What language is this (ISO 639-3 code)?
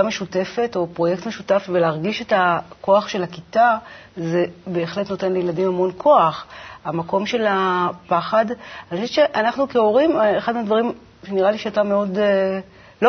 heb